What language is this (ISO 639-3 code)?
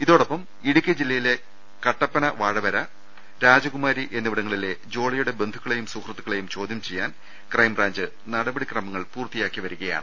mal